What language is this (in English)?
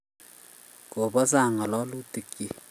Kalenjin